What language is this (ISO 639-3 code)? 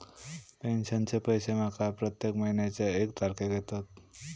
mar